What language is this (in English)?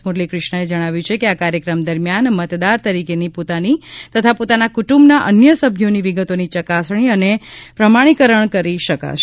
Gujarati